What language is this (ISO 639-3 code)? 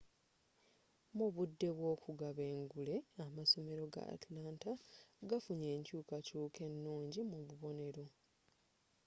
lug